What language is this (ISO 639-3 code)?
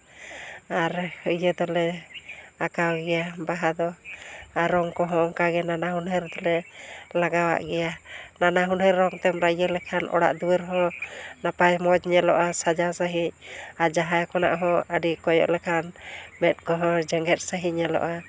sat